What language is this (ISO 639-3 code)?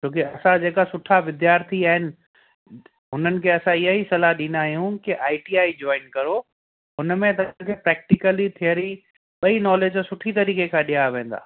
snd